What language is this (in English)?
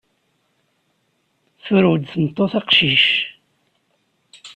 Kabyle